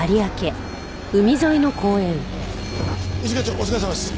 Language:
Japanese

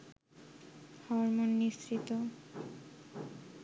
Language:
Bangla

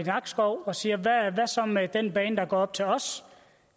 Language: Danish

